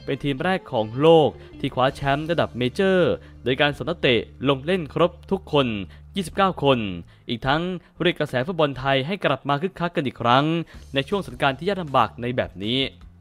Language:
Thai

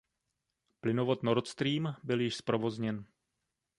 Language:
Czech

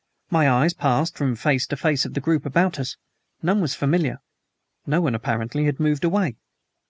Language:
English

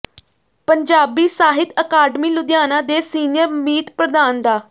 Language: Punjabi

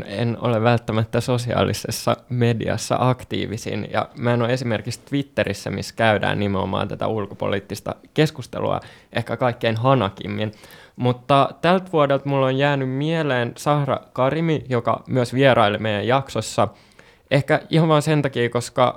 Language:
Finnish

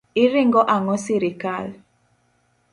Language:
Luo (Kenya and Tanzania)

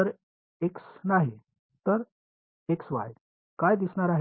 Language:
Marathi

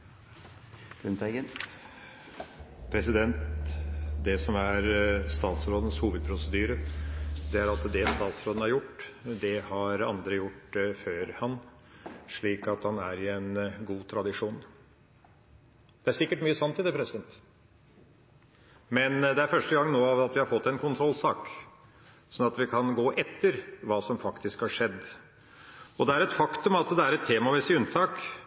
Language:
Norwegian Bokmål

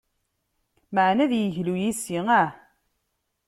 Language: Kabyle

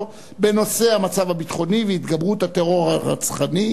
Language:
Hebrew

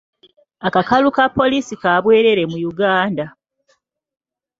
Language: Ganda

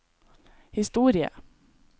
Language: Norwegian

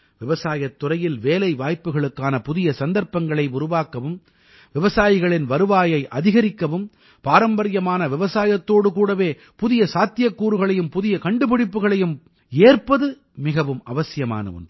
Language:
Tamil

